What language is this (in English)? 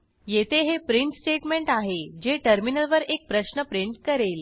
Marathi